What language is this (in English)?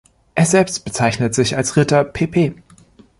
German